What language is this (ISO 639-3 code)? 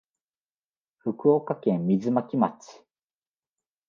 jpn